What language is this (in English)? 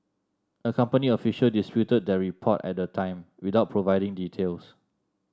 English